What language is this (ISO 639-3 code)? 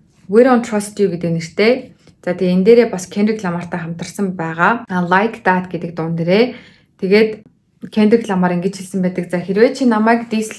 tur